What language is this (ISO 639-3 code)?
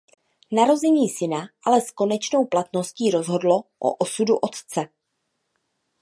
ces